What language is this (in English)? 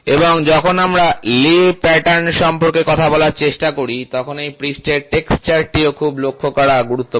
Bangla